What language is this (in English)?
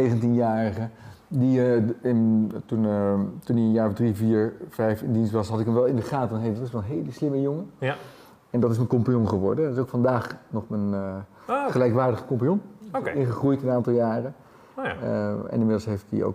Dutch